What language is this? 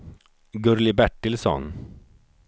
Swedish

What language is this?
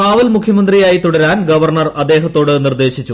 Malayalam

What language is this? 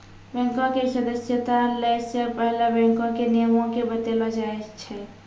Maithili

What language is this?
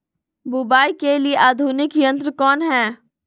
Magahi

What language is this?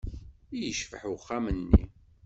Kabyle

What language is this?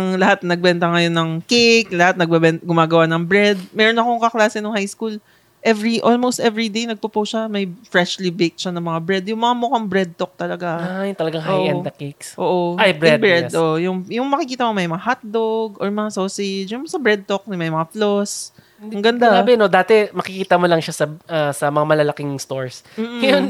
Filipino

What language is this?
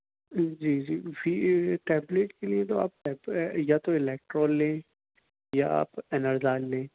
Urdu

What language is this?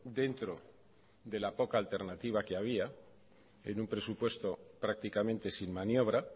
Spanish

